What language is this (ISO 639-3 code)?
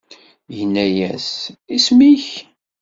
kab